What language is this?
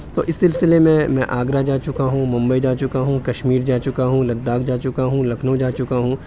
Urdu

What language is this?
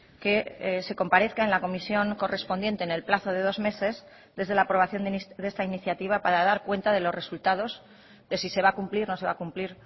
Spanish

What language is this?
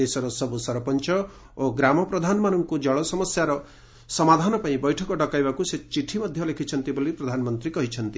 Odia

